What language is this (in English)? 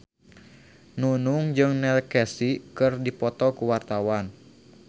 Sundanese